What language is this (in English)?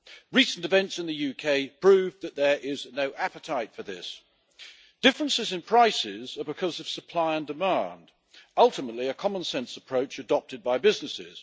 English